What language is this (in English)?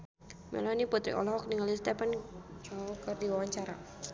Sundanese